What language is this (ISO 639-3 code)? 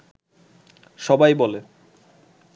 ben